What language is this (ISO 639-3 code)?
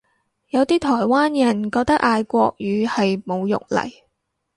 yue